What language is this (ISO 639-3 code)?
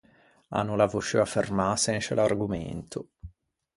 lij